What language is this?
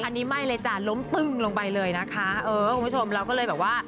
Thai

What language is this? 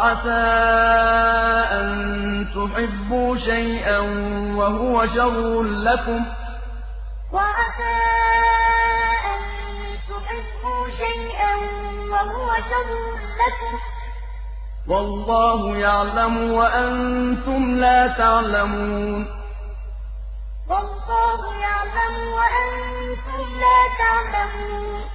Arabic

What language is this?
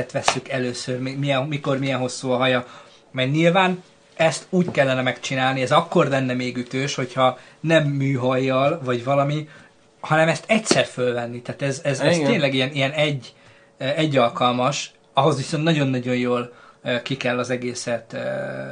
Hungarian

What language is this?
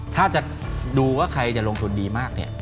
Thai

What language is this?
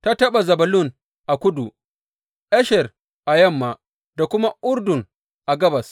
Hausa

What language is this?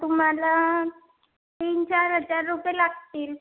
Marathi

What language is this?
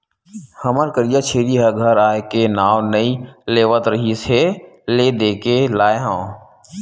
Chhattisgarhi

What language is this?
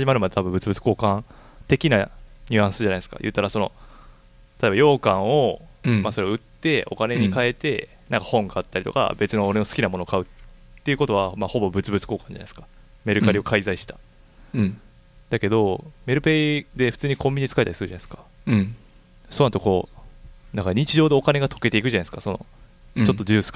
Japanese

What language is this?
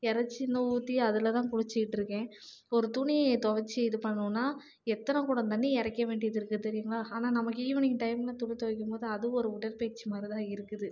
Tamil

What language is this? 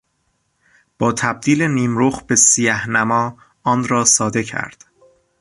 Persian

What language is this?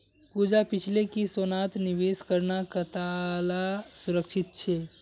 Magahi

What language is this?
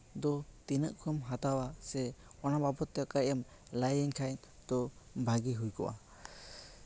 Santali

